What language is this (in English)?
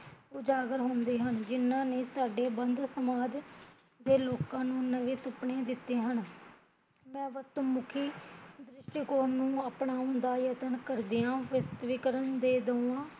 Punjabi